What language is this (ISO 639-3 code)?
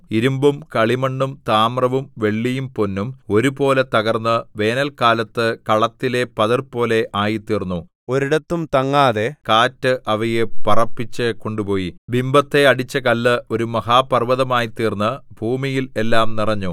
mal